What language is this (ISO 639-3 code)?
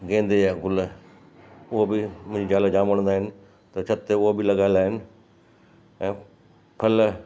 snd